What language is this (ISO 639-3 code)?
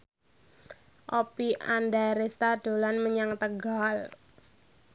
jav